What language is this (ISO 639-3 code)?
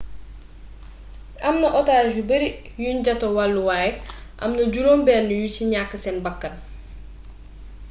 wol